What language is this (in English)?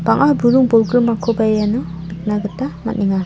Garo